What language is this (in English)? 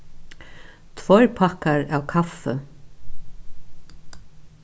Faroese